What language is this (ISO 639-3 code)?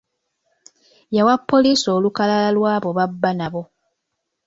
lug